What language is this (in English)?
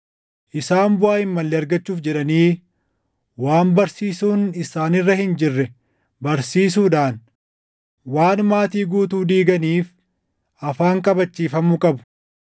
Oromo